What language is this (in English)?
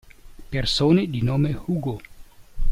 Italian